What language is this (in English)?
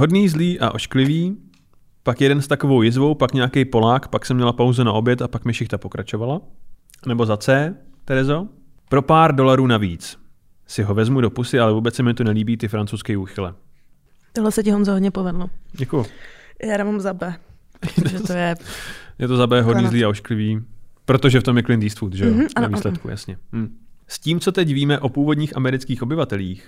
Czech